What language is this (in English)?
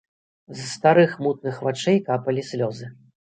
Belarusian